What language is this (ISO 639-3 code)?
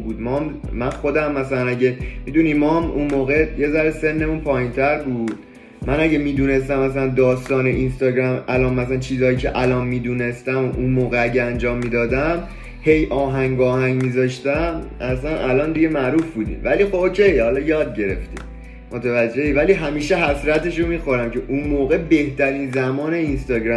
fas